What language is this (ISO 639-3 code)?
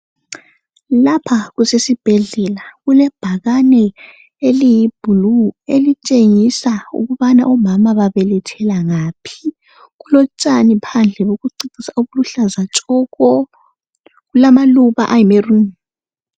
nde